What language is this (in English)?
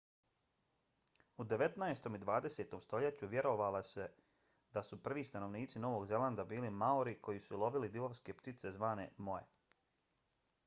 Bosnian